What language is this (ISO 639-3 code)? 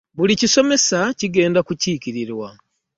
lug